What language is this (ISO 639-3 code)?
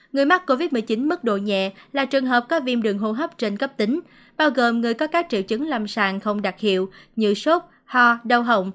vie